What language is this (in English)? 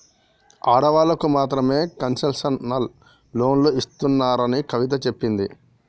Telugu